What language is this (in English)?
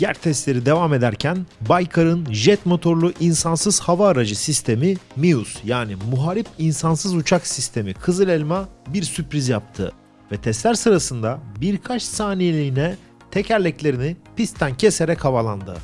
Turkish